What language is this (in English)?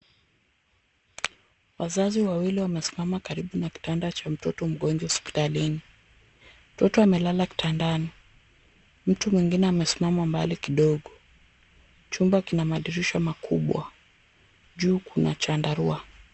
Swahili